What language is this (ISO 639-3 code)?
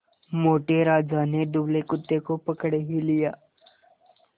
hin